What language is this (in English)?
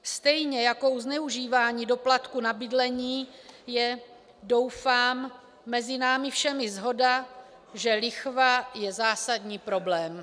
Czech